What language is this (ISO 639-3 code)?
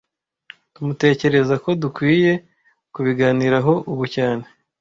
kin